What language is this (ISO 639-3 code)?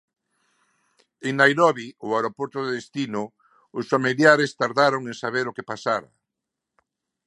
glg